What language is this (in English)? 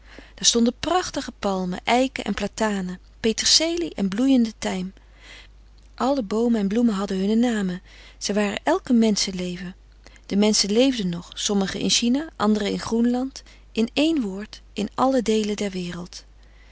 Dutch